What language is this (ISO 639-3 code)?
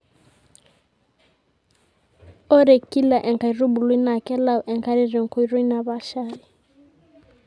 mas